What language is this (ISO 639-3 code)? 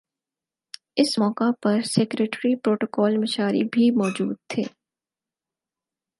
urd